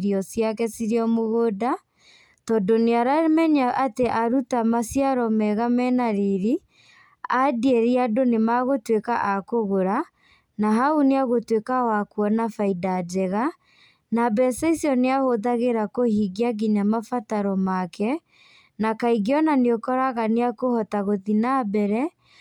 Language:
Kikuyu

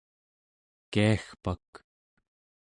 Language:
Central Yupik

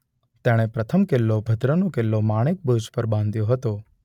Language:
Gujarati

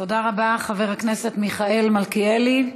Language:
Hebrew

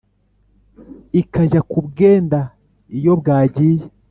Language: Kinyarwanda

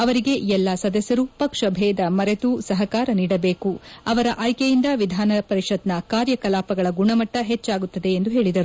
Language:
Kannada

